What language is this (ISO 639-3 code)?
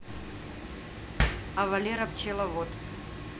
rus